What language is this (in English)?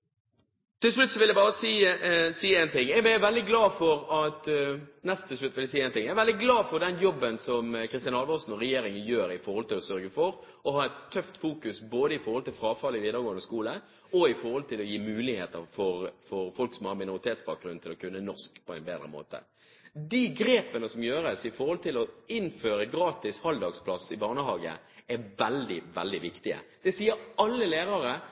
Norwegian Bokmål